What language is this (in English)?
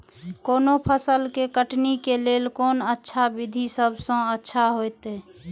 Maithili